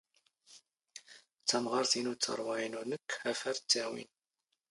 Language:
Standard Moroccan Tamazight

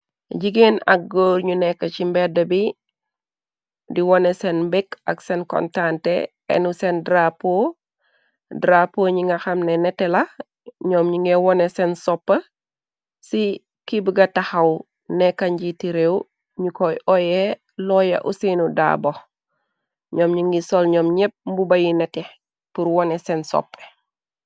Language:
Wolof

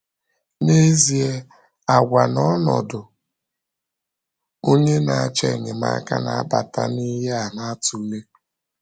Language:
Igbo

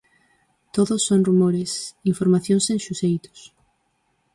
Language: Galician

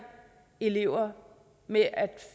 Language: Danish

